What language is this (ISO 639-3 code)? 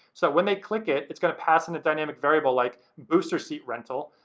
eng